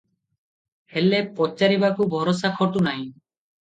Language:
Odia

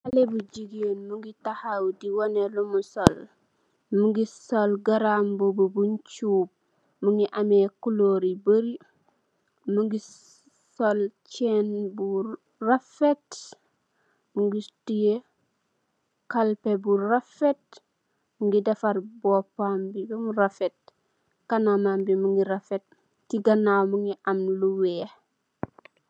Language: Wolof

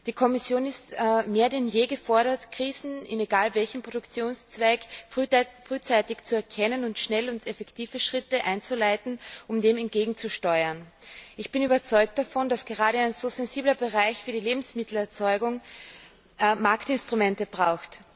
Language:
German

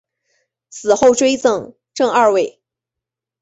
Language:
Chinese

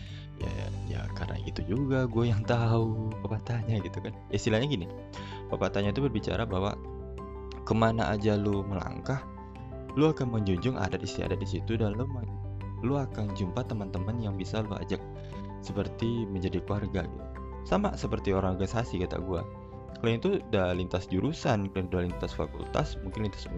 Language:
Indonesian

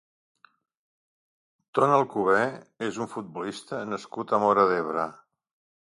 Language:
Catalan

